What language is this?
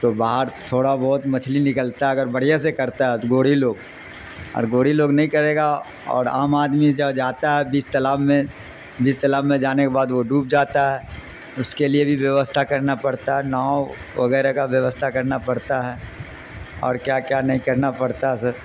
Urdu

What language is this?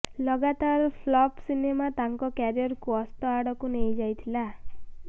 Odia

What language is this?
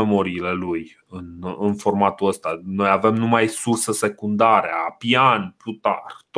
Romanian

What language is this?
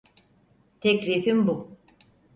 Turkish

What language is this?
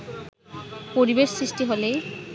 Bangla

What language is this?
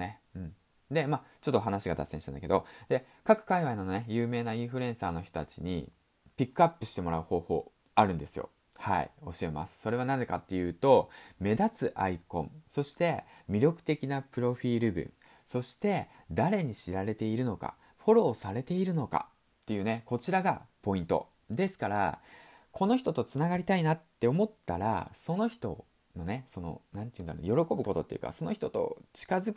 Japanese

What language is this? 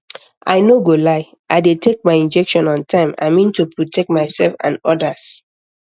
Nigerian Pidgin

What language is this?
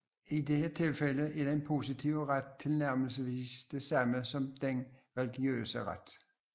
Danish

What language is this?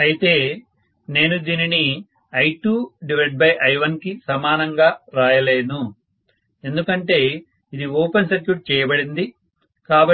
Telugu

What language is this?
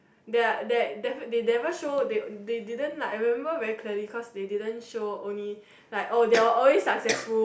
English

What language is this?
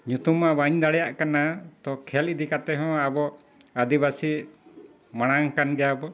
Santali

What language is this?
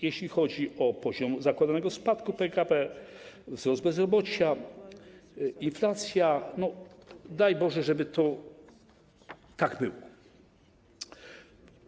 Polish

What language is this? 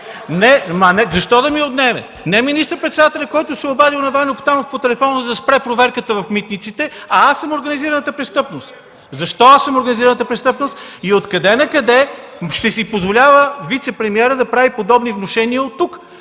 Bulgarian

